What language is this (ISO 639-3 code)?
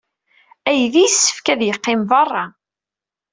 kab